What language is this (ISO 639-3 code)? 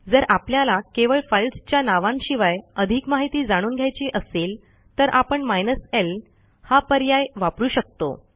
mar